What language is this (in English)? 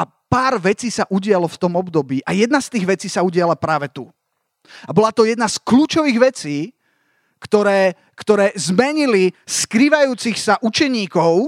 Slovak